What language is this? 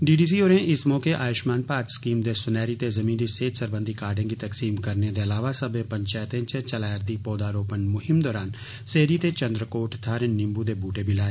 Dogri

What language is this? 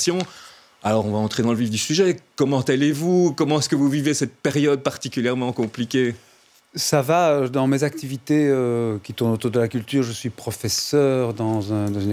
French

